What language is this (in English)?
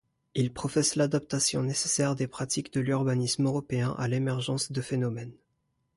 French